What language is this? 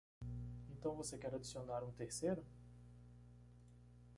Portuguese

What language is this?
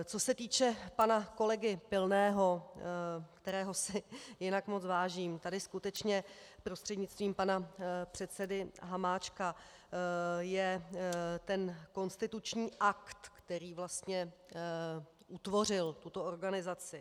Czech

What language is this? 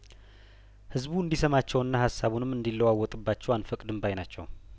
Amharic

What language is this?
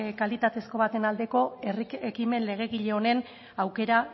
Basque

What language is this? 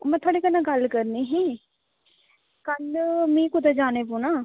Dogri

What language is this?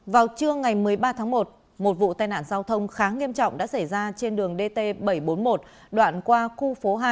Vietnamese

